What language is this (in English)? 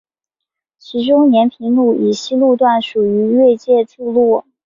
Chinese